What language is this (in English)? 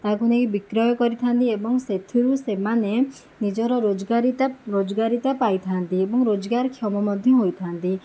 Odia